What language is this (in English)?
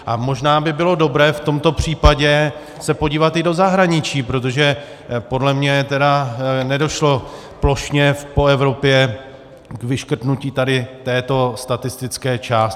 Czech